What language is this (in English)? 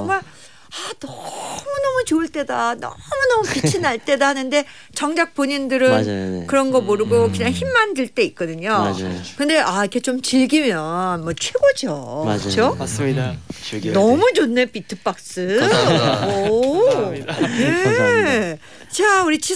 Korean